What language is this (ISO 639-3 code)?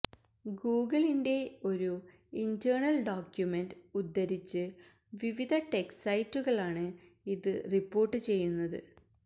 mal